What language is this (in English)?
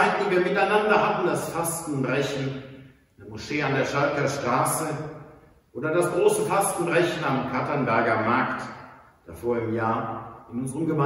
German